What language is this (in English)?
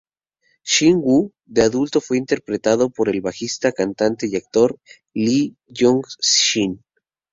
Spanish